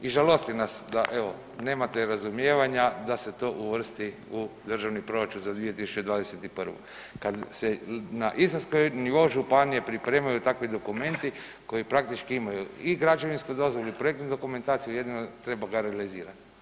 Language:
Croatian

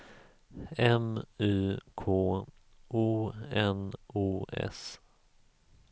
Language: Swedish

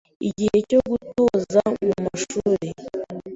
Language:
Kinyarwanda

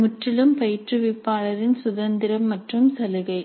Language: Tamil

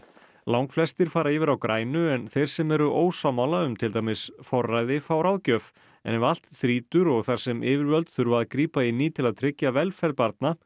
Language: Icelandic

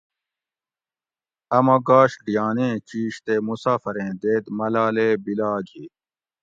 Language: Gawri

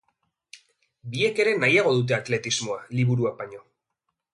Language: Basque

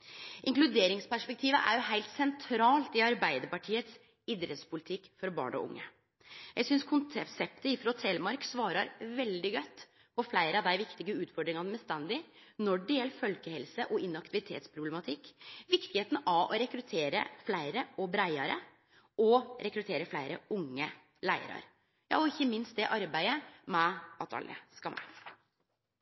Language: Norwegian Nynorsk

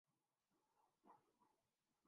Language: Urdu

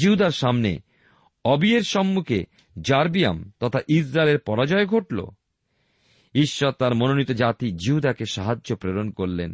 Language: Bangla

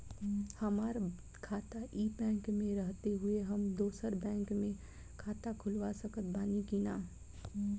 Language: Bhojpuri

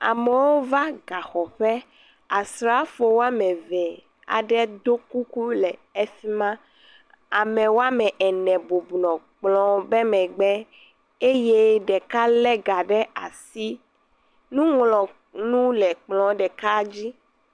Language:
Ewe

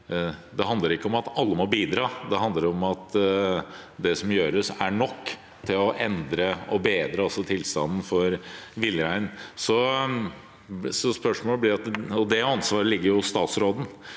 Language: Norwegian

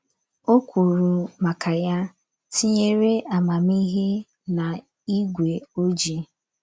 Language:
Igbo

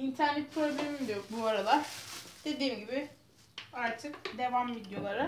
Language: Turkish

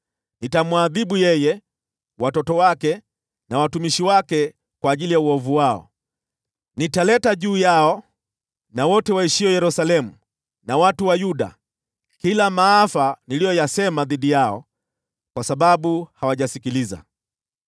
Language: Swahili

